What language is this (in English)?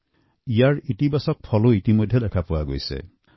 Assamese